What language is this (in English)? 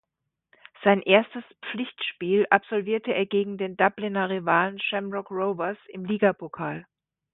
German